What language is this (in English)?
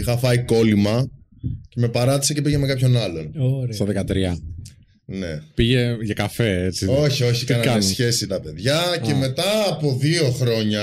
Greek